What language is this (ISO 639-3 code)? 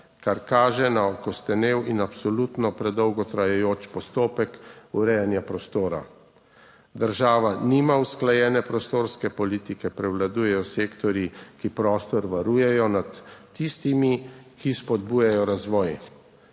slv